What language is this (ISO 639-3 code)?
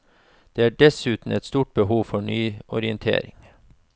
nor